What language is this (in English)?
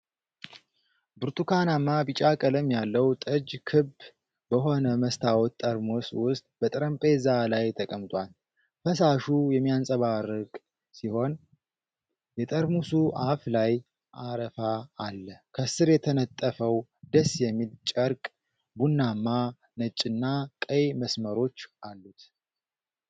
Amharic